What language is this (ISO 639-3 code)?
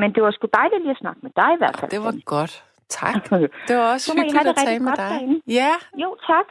dan